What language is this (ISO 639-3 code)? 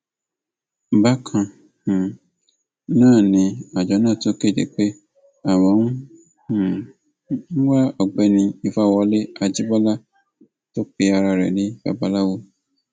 yor